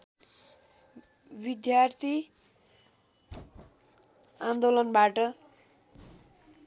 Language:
Nepali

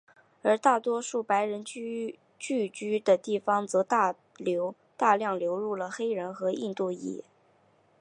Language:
Chinese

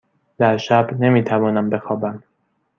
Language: Persian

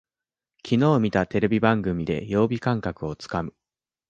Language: Japanese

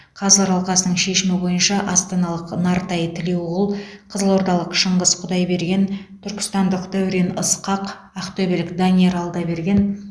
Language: Kazakh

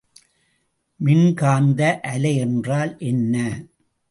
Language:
Tamil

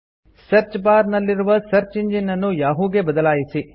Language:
Kannada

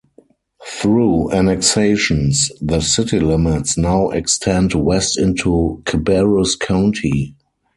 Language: English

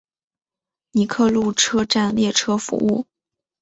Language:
Chinese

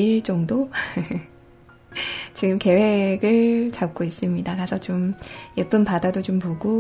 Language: Korean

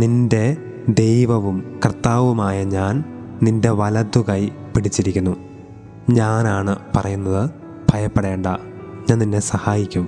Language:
Malayalam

